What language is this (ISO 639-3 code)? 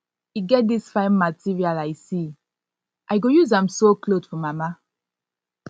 pcm